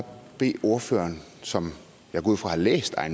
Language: Danish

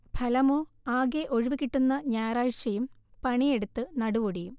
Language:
Malayalam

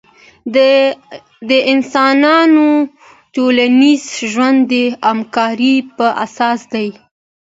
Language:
Pashto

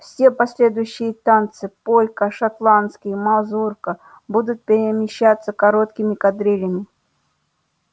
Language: Russian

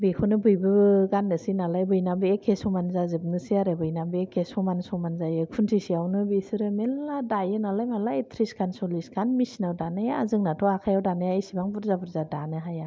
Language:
Bodo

